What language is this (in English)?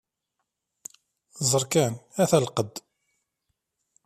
Kabyle